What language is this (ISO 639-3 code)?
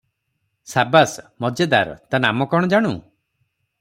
ori